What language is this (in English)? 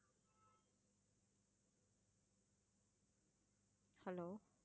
Tamil